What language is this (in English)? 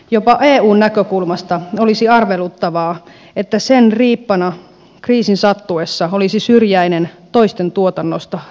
Finnish